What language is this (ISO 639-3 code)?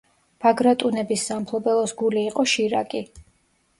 kat